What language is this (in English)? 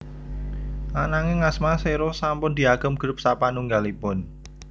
Javanese